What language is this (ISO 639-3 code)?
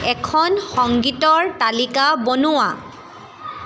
asm